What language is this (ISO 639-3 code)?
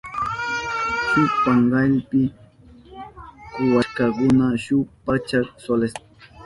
qup